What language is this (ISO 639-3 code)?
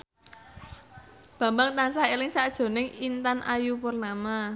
jav